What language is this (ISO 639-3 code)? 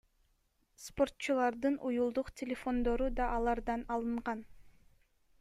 kir